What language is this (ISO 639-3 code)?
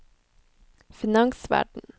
nor